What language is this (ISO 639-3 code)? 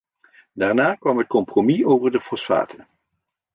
nld